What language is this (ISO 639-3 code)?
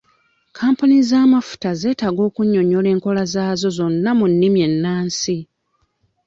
lug